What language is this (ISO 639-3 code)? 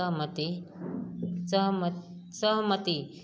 mai